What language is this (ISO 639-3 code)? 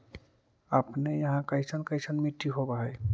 mag